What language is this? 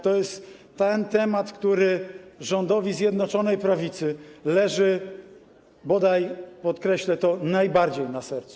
Polish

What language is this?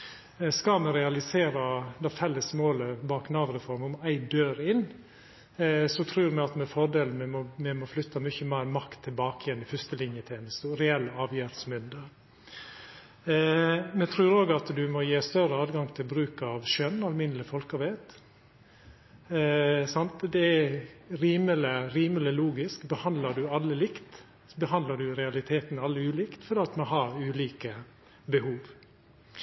Norwegian Nynorsk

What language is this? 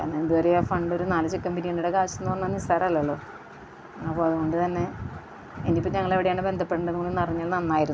Malayalam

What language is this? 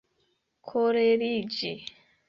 Esperanto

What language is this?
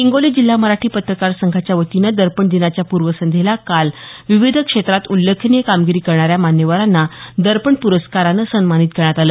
Marathi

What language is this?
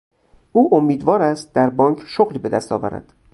Persian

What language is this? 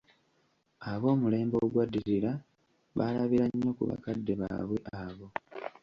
Ganda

